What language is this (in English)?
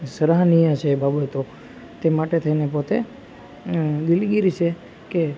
Gujarati